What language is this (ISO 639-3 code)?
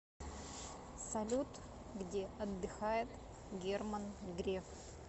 rus